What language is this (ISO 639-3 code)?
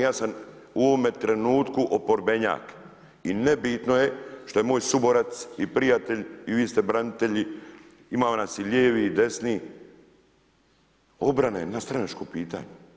hrv